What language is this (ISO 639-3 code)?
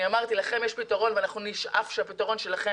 heb